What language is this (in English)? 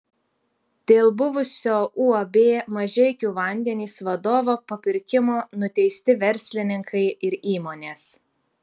Lithuanian